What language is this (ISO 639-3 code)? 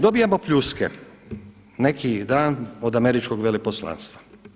hrv